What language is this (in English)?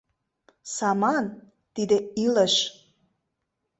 Mari